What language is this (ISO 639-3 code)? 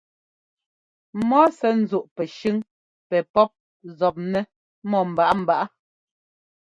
jgo